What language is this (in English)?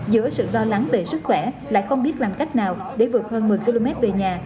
Vietnamese